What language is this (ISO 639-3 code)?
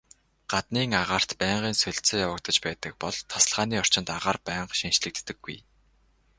mon